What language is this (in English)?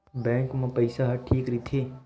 Chhattisgarhi